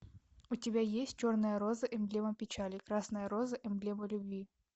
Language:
Russian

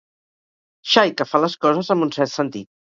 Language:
Catalan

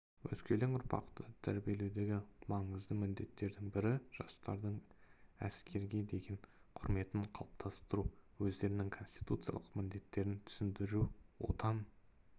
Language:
Kazakh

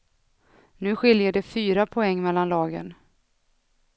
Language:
Swedish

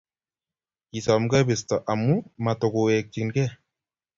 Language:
Kalenjin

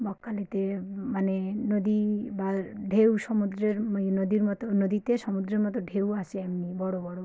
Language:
Bangla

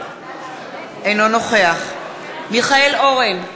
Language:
Hebrew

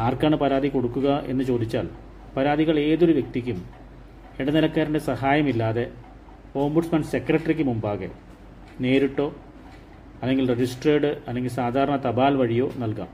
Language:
Malayalam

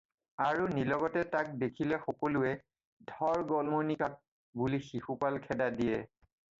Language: Assamese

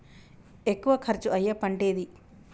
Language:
Telugu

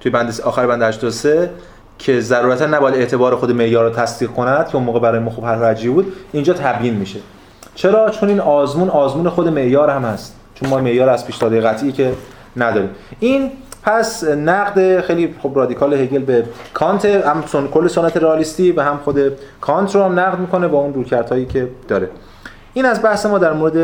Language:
Persian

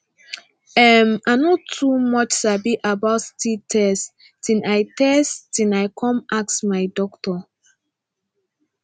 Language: Nigerian Pidgin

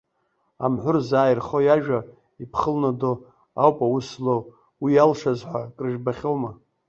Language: Abkhazian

